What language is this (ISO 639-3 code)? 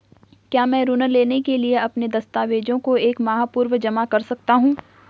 hin